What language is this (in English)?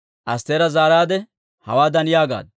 Dawro